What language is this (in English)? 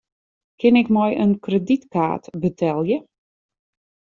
Western Frisian